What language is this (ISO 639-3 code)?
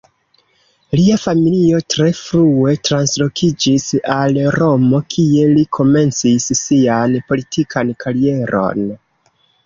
epo